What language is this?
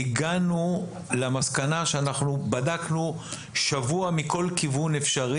Hebrew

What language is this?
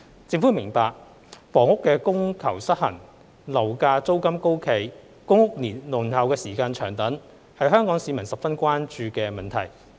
Cantonese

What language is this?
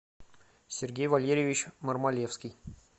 Russian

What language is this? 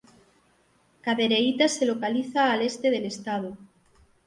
Spanish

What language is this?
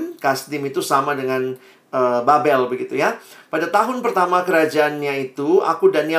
Indonesian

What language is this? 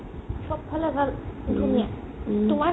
Assamese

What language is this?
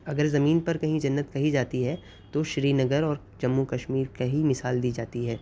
Urdu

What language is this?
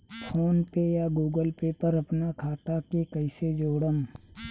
Bhojpuri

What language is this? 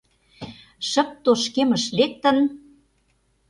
Mari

